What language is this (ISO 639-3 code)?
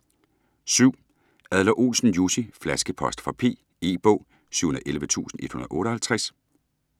dan